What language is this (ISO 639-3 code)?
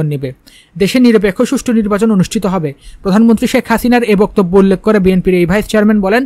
ara